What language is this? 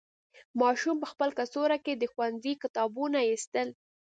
Pashto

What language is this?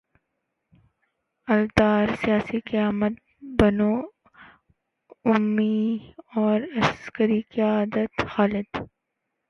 Urdu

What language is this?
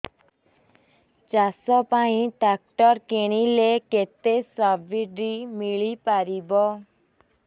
Odia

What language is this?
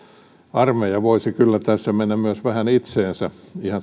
Finnish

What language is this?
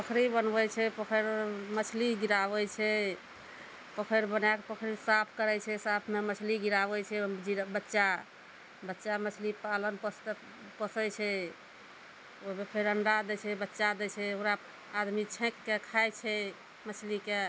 Maithili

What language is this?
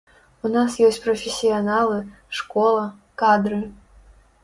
Belarusian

